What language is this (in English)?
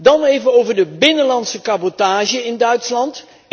Dutch